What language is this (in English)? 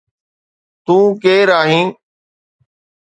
Sindhi